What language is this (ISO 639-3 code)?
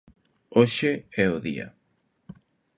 glg